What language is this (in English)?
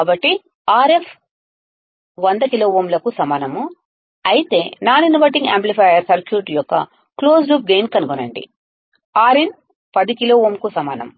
Telugu